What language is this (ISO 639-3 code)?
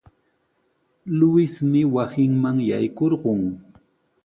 qws